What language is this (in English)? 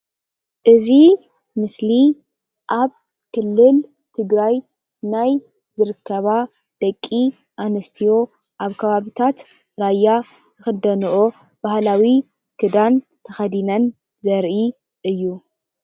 Tigrinya